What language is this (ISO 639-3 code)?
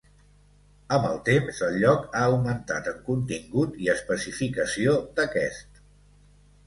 cat